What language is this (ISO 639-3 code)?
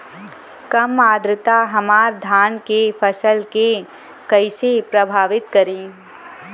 bho